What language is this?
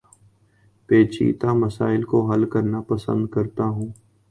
Urdu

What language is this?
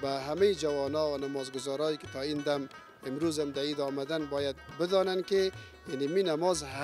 Arabic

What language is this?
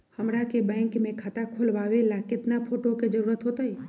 Magahi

